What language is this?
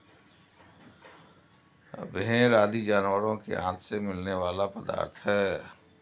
Hindi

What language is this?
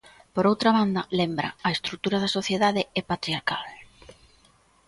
Galician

